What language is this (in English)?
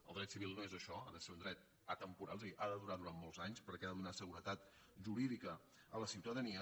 Catalan